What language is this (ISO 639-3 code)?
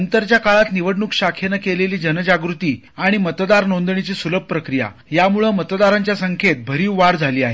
mar